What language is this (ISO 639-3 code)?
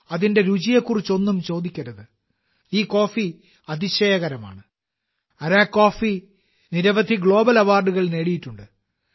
mal